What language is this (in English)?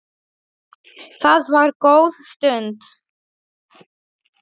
Icelandic